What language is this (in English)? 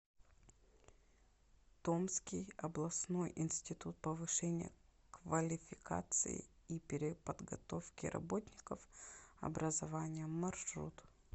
Russian